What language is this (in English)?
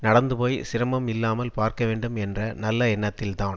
Tamil